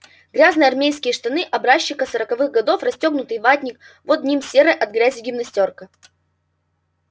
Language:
Russian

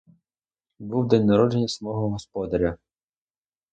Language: Ukrainian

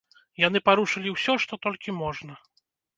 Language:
Belarusian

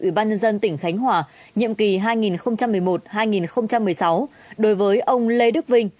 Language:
Vietnamese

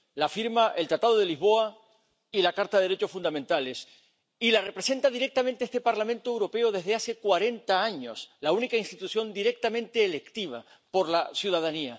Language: Spanish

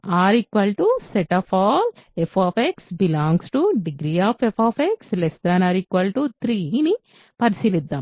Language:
Telugu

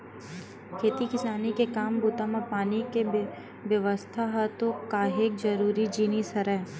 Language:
Chhattisgarhi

